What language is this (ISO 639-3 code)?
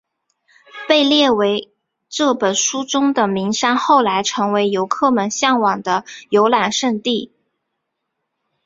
zho